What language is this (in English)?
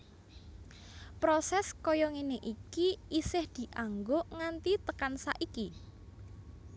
Javanese